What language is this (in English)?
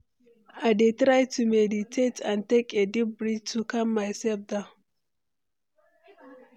Nigerian Pidgin